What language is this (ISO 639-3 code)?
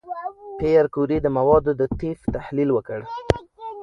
pus